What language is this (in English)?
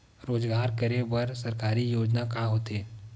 Chhattisgarhi